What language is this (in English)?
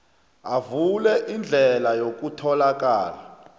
South Ndebele